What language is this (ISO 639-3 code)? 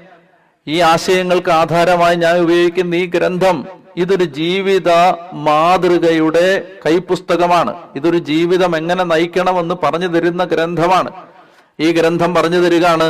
mal